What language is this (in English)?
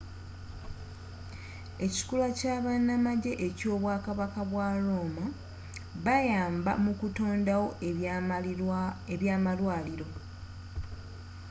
Ganda